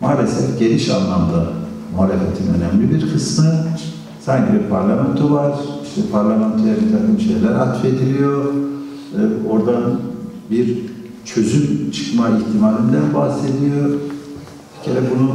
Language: Turkish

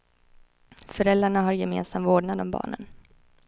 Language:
Swedish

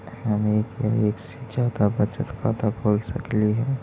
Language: Magahi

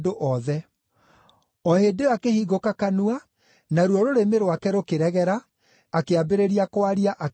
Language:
Kikuyu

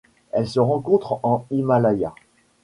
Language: French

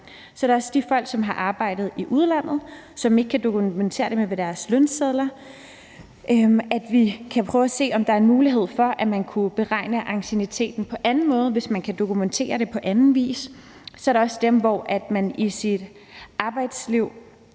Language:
Danish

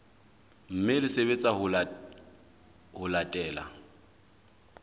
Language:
Southern Sotho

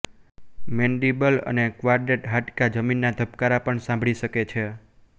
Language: Gujarati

